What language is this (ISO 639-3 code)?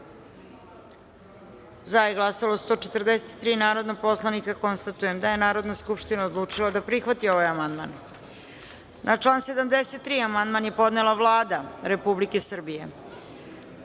srp